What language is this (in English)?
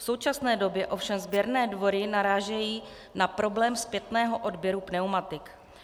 Czech